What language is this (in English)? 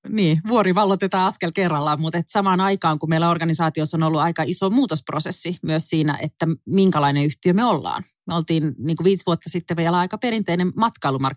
Finnish